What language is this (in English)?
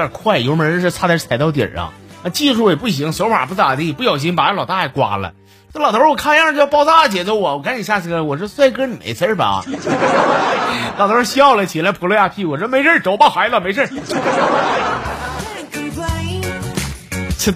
Chinese